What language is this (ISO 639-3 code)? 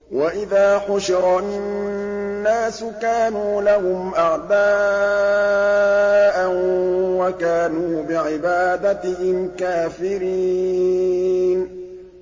ara